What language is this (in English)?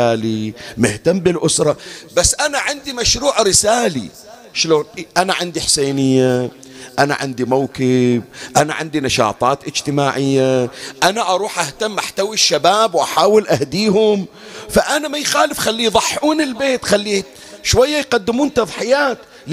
Arabic